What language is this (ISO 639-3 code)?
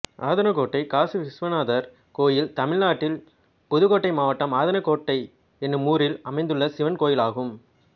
tam